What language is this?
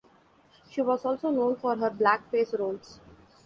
English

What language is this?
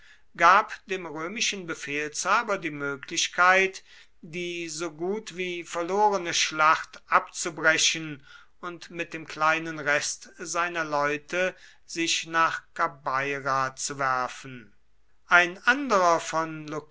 German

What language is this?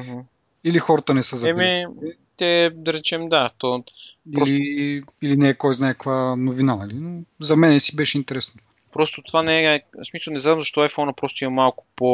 Bulgarian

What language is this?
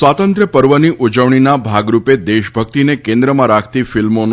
Gujarati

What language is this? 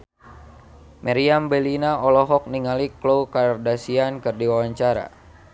Sundanese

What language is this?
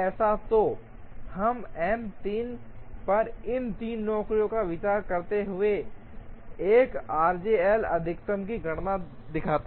Hindi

